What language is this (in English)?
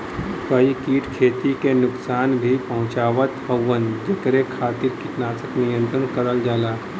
Bhojpuri